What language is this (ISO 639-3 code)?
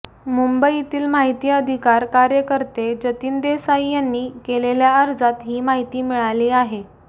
mar